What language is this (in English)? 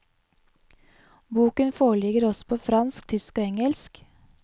Norwegian